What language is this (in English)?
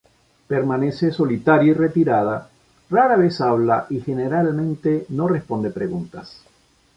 Spanish